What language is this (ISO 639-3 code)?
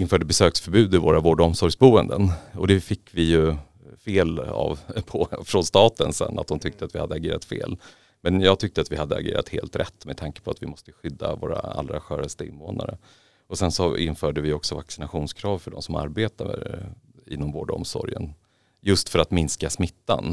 swe